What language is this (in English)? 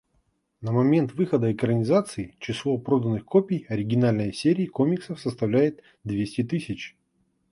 Russian